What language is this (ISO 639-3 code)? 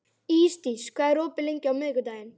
isl